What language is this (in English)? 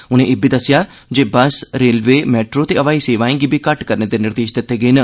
Dogri